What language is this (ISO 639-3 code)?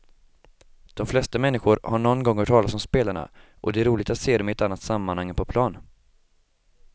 swe